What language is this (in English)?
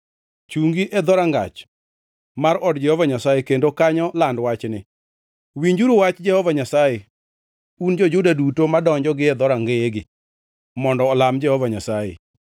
Luo (Kenya and Tanzania)